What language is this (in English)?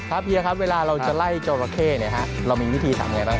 Thai